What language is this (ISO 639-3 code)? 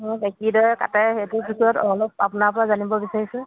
asm